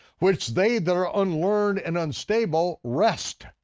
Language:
English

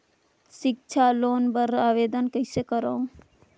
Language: Chhattisgarhi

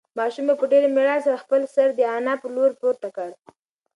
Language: Pashto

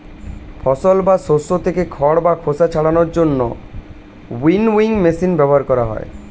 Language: Bangla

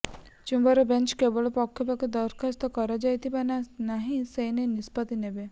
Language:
Odia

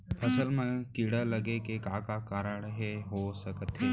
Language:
Chhattisgarhi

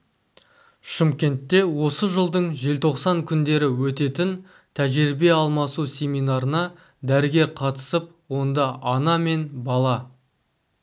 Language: Kazakh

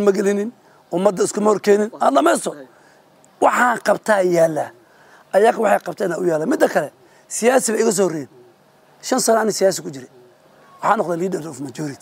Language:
Arabic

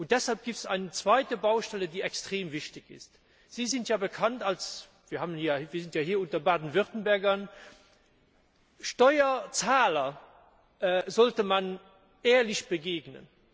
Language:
German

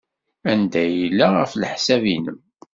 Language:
Kabyle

